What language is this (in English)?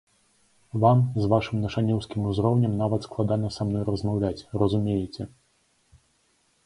Belarusian